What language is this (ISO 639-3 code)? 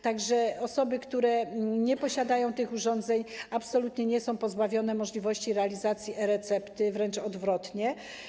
pol